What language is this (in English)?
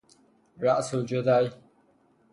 Persian